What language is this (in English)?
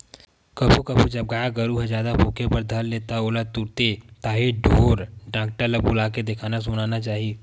Chhattisgarhi